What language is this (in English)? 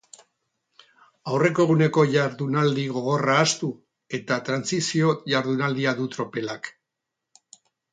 Basque